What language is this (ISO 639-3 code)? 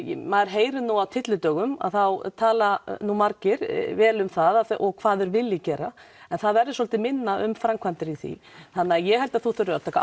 isl